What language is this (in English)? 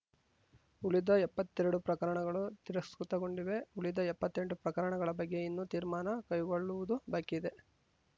Kannada